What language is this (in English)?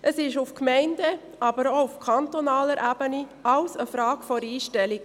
Swiss German